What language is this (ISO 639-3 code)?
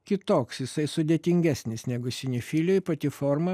lit